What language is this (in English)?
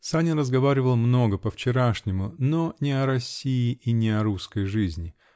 Russian